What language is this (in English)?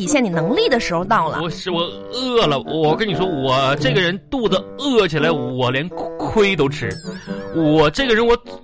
Chinese